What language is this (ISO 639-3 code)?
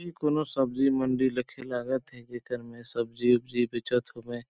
sck